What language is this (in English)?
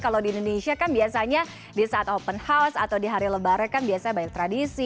Indonesian